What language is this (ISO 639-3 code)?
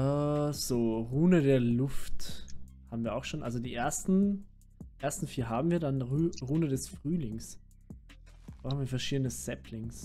deu